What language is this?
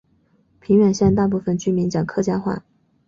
Chinese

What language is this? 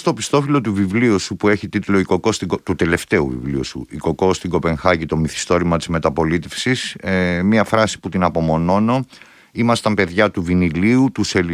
Greek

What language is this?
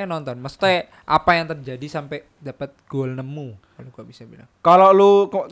Indonesian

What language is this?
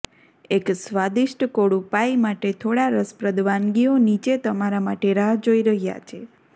Gujarati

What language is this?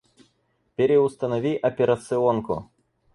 Russian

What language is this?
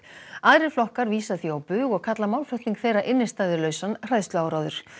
Icelandic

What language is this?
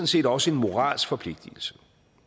Danish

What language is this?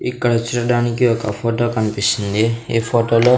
Telugu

